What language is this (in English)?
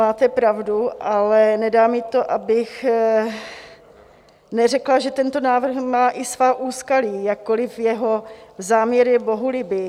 Czech